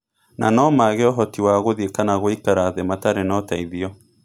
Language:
Kikuyu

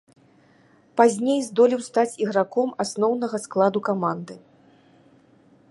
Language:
Belarusian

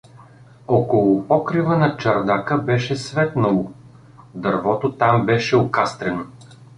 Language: Bulgarian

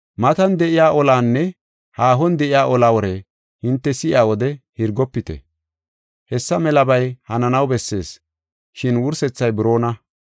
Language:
Gofa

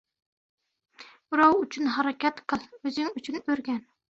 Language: Uzbek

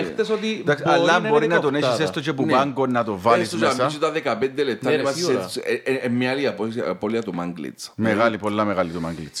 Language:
Greek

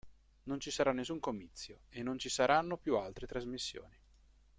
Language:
Italian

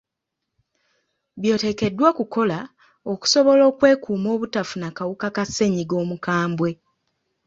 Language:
Ganda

